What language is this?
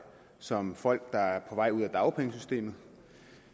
Danish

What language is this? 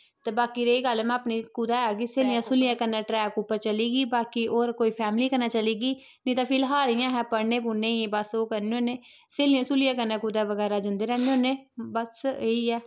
Dogri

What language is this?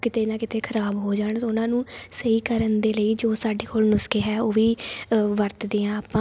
Punjabi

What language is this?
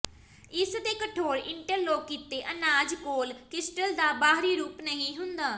Punjabi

